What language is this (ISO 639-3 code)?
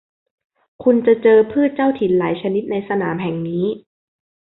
tha